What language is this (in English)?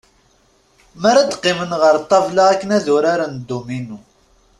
Kabyle